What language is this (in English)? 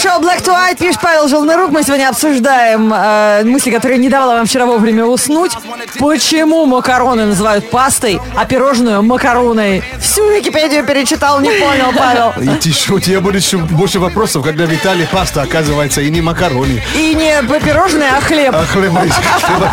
Russian